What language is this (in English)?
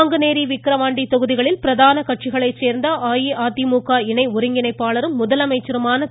Tamil